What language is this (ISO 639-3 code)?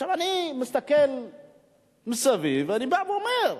heb